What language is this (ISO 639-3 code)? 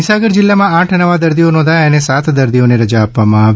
guj